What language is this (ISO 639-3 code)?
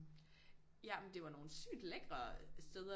dan